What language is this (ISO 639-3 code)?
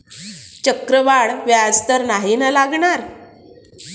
mar